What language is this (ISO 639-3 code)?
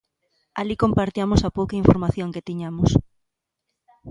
glg